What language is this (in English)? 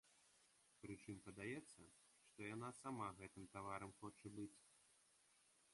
Belarusian